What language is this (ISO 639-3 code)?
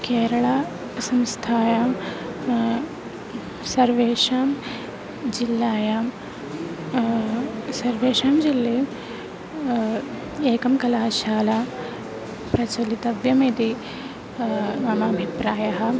san